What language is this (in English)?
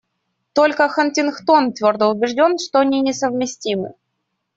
Russian